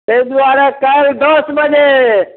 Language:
Maithili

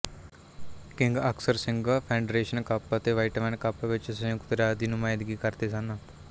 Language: Punjabi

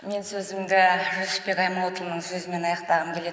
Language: Kazakh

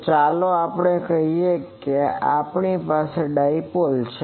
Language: Gujarati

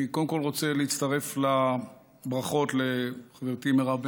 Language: Hebrew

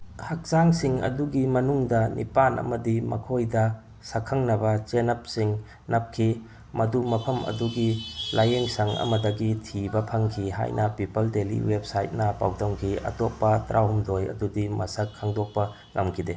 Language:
Manipuri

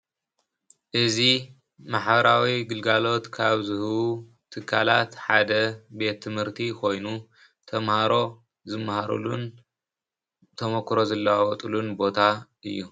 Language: Tigrinya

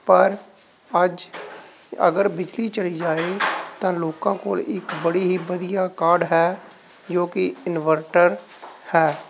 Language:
Punjabi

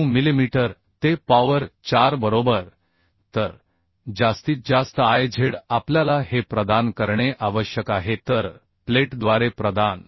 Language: Marathi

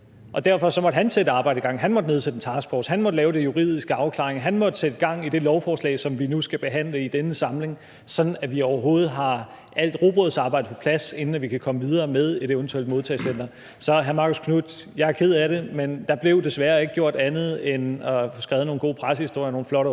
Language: Danish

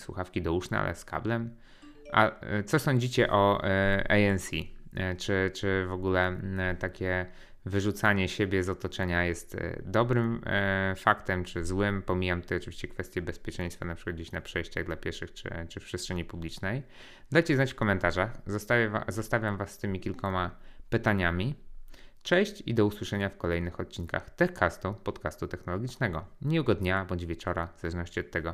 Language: Polish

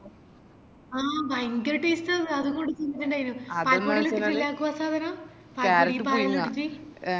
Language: Malayalam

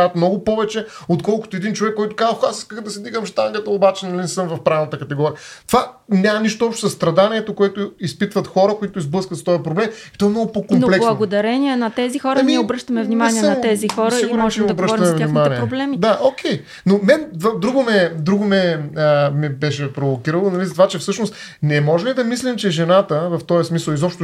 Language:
Bulgarian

